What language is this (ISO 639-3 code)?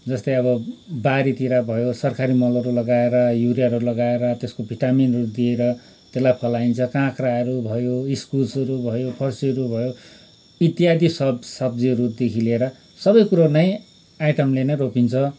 nep